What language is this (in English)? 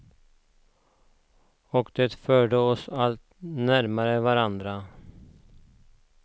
Swedish